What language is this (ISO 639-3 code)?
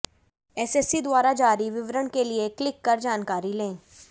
hin